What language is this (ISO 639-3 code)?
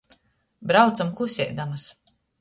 ltg